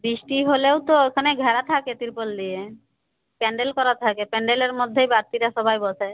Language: Bangla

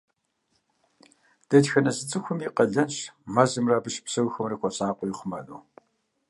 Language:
Kabardian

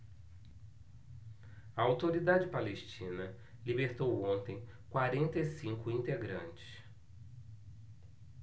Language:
Portuguese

